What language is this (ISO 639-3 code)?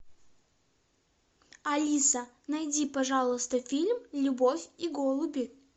rus